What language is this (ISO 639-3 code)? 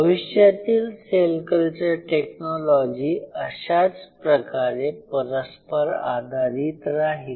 mar